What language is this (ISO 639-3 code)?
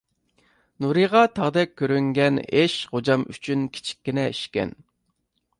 uig